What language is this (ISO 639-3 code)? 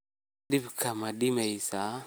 som